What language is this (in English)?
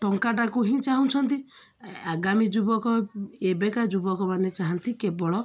Odia